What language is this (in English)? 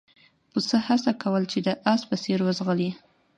Pashto